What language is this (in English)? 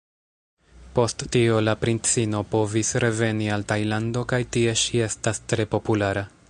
Esperanto